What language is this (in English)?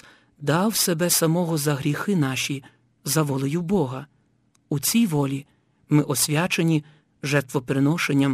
Ukrainian